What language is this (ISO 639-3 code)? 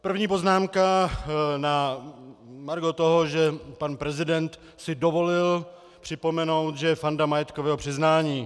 ces